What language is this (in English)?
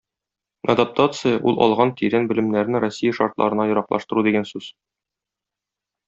Tatar